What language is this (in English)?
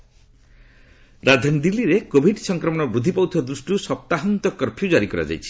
Odia